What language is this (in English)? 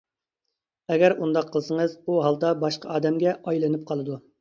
Uyghur